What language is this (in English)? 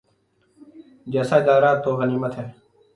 Urdu